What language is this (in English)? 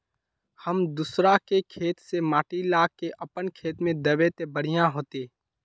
Magahi